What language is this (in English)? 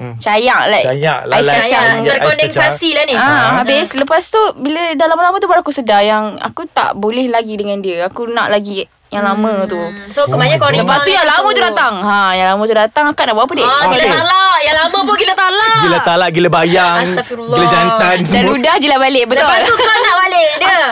Malay